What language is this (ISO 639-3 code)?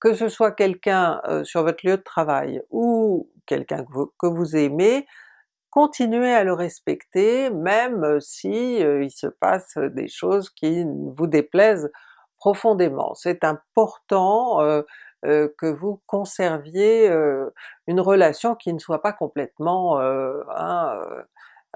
fra